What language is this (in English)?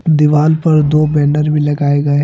Hindi